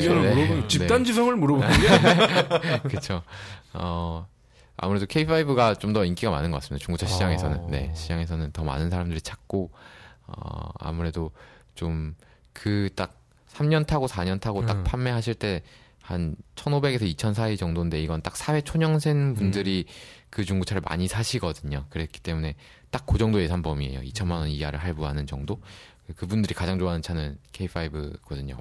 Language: Korean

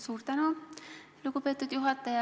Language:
Estonian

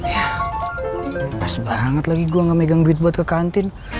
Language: Indonesian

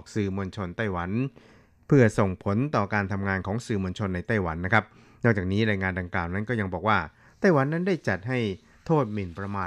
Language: Thai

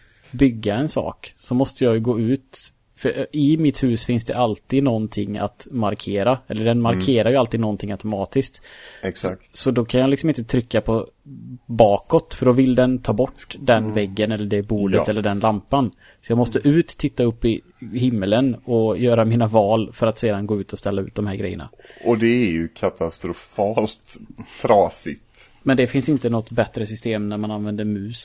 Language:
Swedish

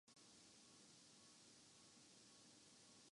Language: Urdu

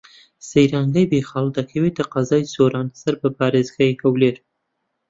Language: Central Kurdish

